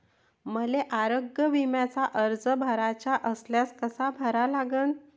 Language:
Marathi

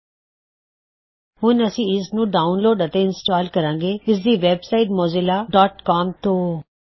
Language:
Punjabi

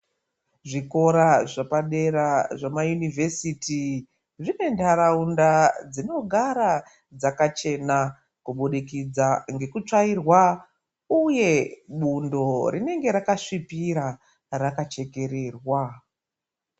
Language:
Ndau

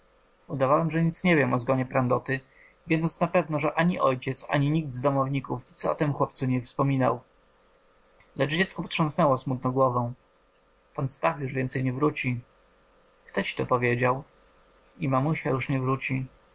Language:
Polish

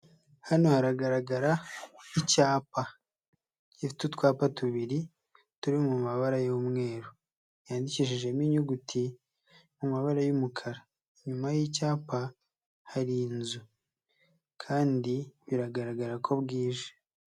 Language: Kinyarwanda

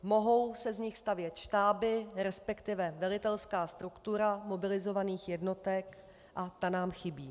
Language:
Czech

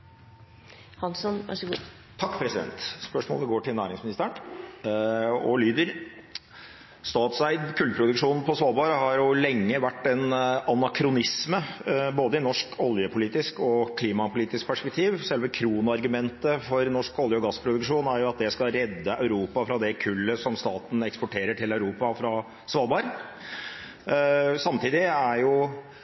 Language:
Norwegian Bokmål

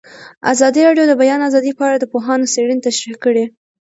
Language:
Pashto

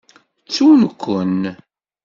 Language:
Kabyle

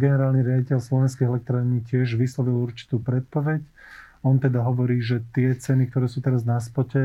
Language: Slovak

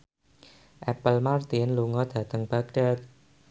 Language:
Javanese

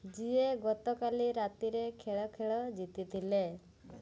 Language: Odia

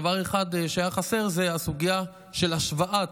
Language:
Hebrew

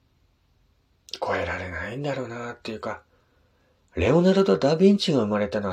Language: Japanese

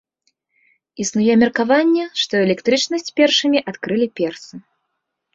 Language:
Belarusian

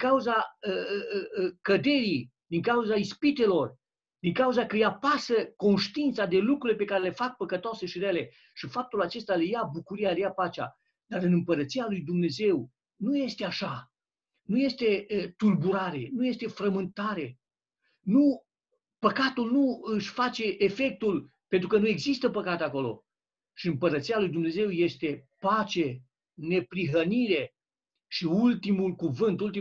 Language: Romanian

